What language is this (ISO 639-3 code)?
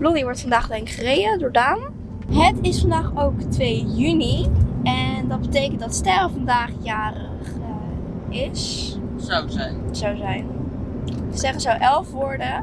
nld